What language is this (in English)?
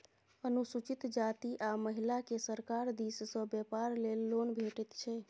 Maithili